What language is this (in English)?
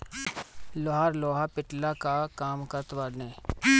Bhojpuri